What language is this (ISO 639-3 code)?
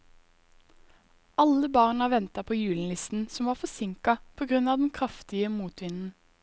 nor